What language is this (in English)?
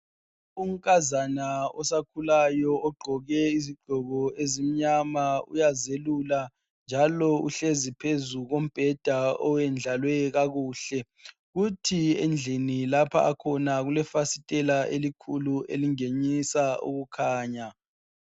North Ndebele